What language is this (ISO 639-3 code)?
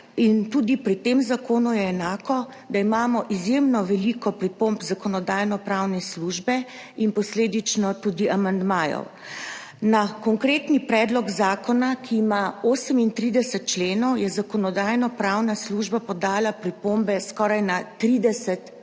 slv